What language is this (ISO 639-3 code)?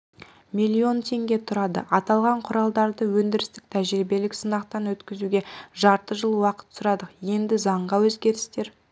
kaz